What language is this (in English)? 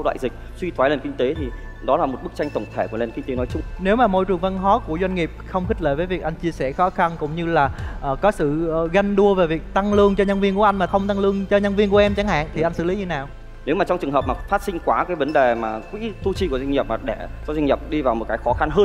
Vietnamese